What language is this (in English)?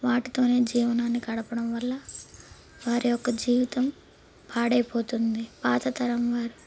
Telugu